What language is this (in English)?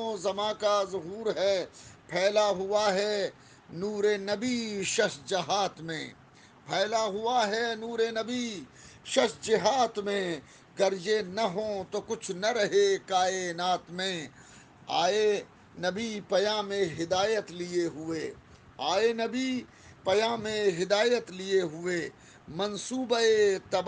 Urdu